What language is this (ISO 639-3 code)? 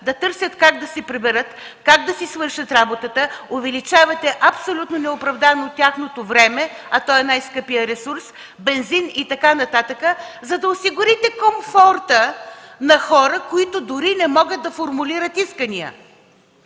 bul